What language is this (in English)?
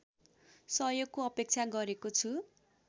Nepali